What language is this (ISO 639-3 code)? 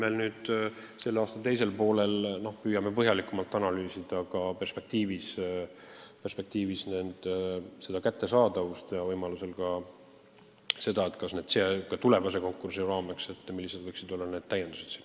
est